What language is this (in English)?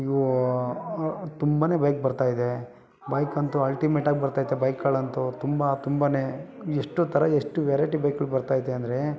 Kannada